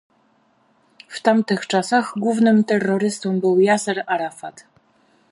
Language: Polish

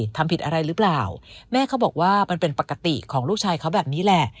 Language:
Thai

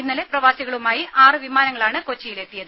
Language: Malayalam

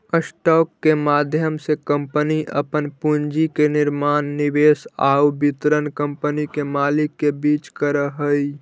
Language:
Magahi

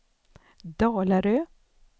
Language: Swedish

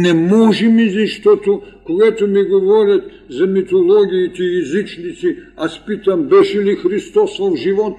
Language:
Bulgarian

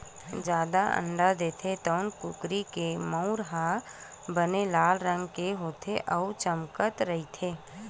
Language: Chhattisgarhi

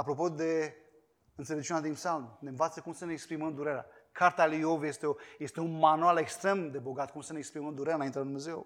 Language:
Romanian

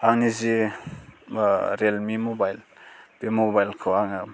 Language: Bodo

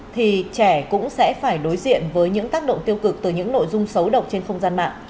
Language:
Vietnamese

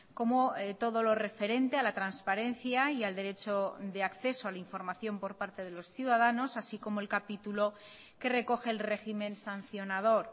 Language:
Spanish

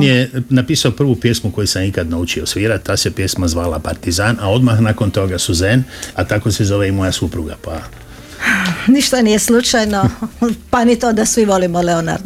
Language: Croatian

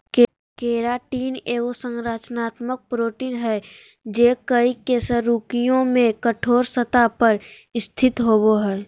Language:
Magahi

